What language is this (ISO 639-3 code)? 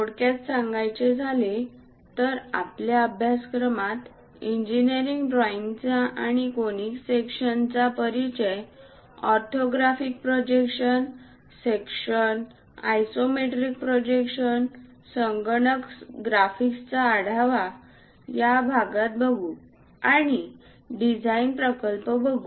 mar